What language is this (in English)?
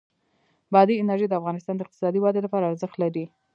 Pashto